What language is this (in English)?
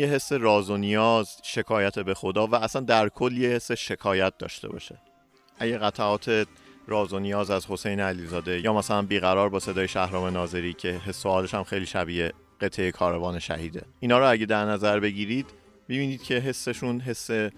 Persian